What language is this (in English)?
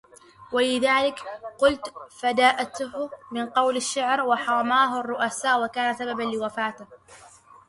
Arabic